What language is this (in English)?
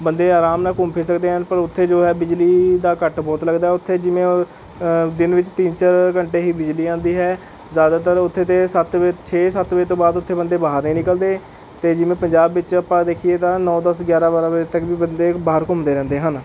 Punjabi